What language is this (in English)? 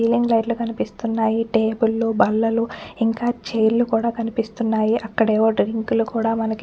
Telugu